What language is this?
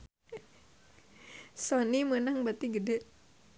Sundanese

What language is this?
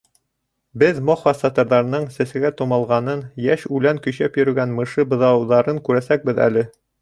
Bashkir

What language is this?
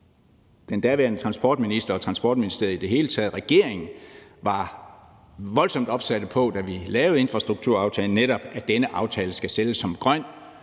Danish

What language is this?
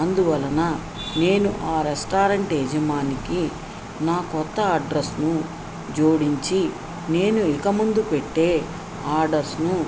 Telugu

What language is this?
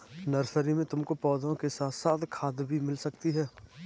Hindi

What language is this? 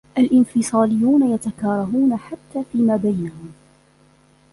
Arabic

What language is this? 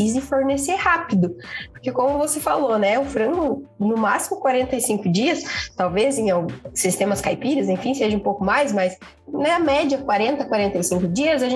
Portuguese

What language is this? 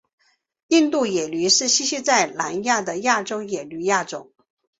Chinese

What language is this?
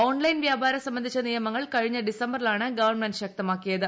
Malayalam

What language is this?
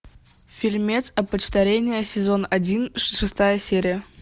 Russian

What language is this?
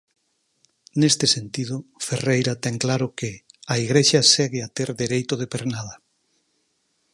Galician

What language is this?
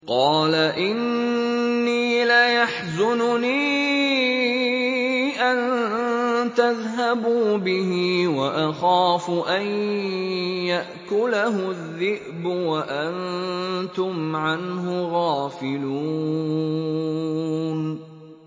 Arabic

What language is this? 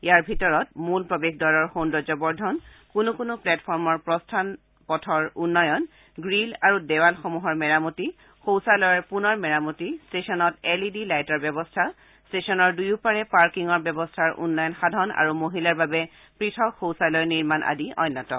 Assamese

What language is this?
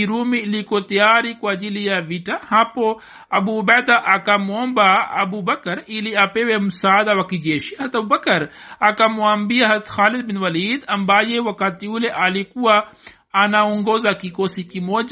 Swahili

